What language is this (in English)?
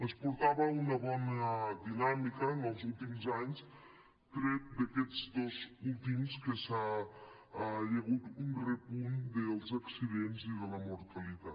Catalan